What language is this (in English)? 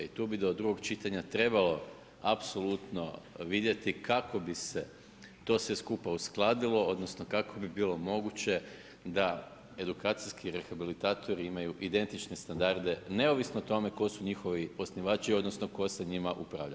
Croatian